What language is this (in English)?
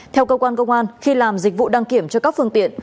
Vietnamese